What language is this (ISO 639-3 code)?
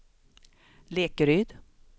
swe